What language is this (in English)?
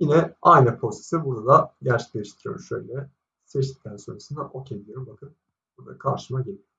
Turkish